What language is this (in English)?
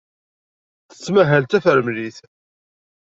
Kabyle